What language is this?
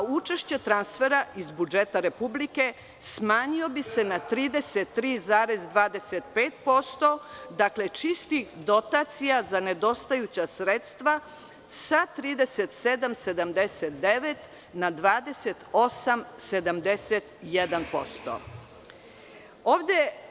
Serbian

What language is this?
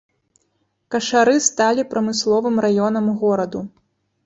Belarusian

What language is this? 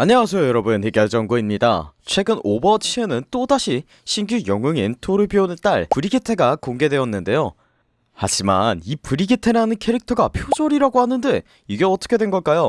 Korean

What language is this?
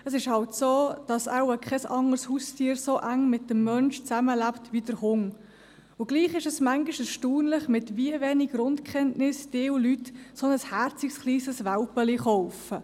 Swiss German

